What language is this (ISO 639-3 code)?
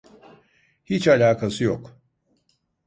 tur